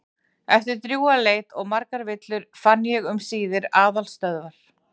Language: Icelandic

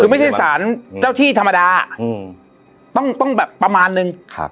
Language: Thai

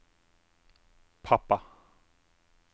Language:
Norwegian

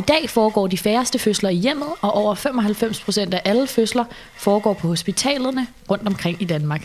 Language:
Danish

